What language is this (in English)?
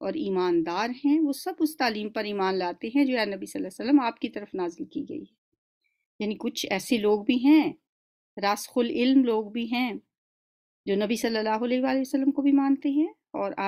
Hindi